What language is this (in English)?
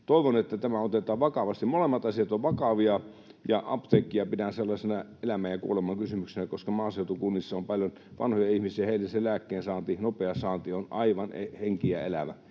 Finnish